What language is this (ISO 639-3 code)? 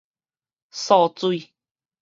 nan